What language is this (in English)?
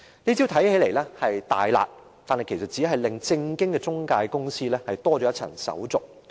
Cantonese